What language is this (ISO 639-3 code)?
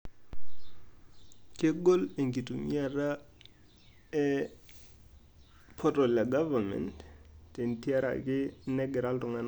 mas